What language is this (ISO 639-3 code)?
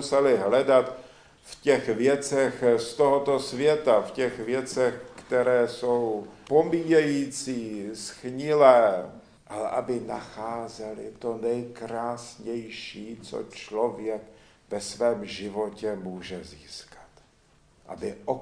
ces